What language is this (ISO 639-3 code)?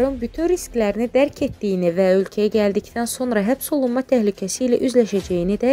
tur